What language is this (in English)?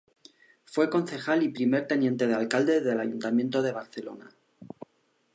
Spanish